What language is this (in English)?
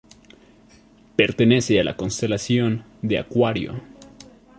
Spanish